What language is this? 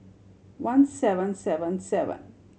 English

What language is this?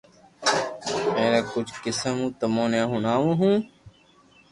Loarki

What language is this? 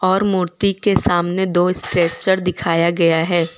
Hindi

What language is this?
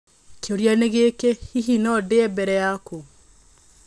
Kikuyu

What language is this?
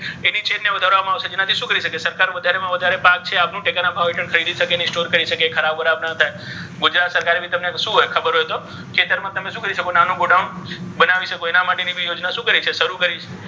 Gujarati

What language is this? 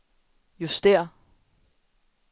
Danish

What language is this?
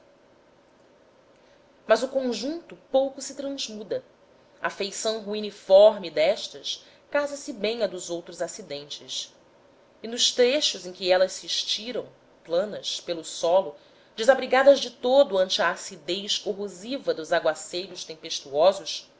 Portuguese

